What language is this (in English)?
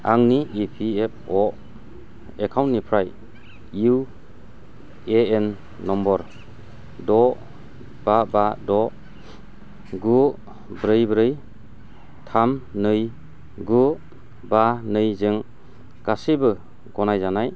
Bodo